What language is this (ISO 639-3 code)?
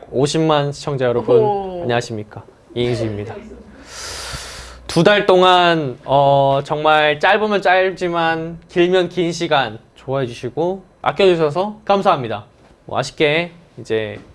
kor